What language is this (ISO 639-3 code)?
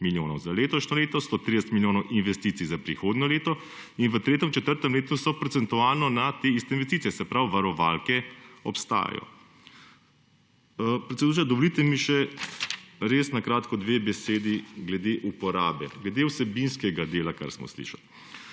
slv